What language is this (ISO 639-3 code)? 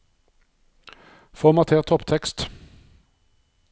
nor